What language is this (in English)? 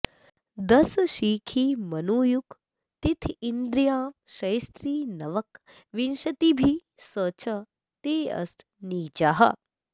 Sanskrit